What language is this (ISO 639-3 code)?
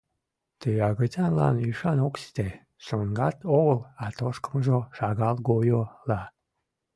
chm